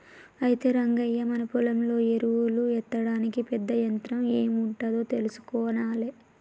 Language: Telugu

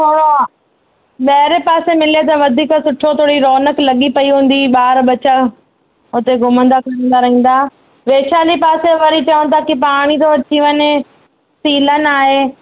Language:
Sindhi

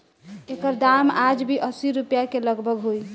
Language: Bhojpuri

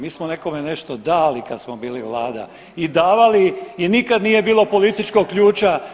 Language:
Croatian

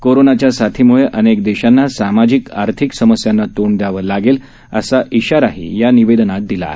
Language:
Marathi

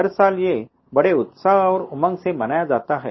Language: Hindi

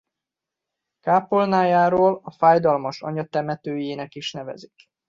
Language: Hungarian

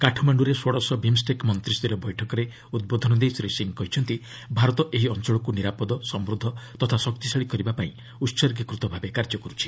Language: Odia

